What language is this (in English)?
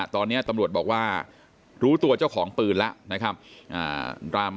Thai